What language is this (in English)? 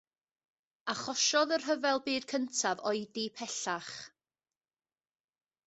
Welsh